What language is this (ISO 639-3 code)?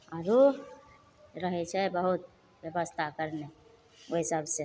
mai